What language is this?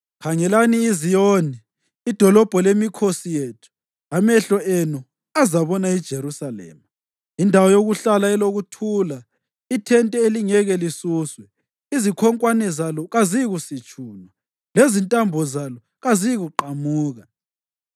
North Ndebele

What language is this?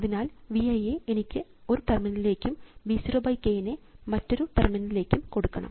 Malayalam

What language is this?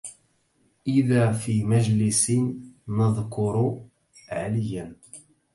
Arabic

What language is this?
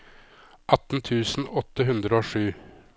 Norwegian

